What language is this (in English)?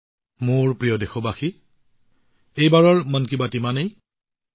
Assamese